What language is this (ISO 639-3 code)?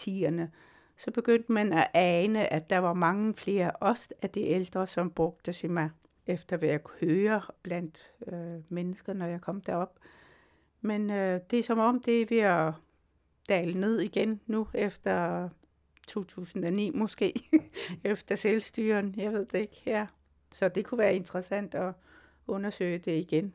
dan